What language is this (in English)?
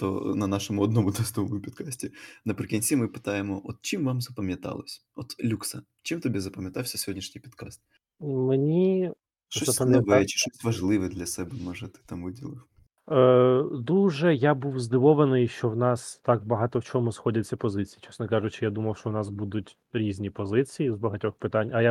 Ukrainian